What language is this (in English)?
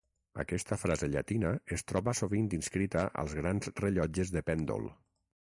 Catalan